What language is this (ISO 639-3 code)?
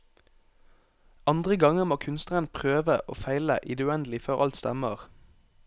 nor